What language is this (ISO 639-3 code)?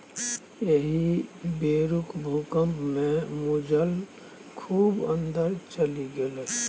mai